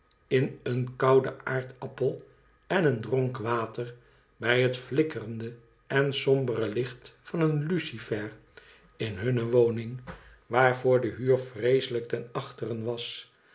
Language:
Dutch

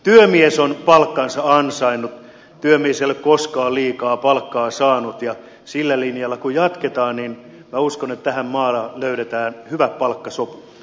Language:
Finnish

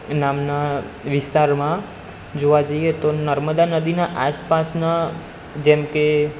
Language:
Gujarati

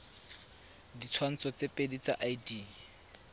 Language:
Tswana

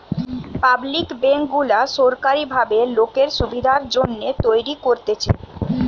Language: Bangla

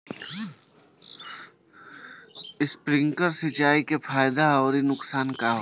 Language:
Bhojpuri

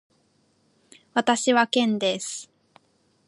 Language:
Japanese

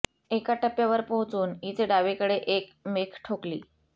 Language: Marathi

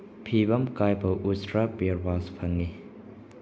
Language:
Manipuri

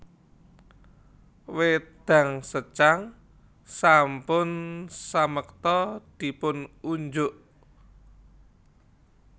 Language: Javanese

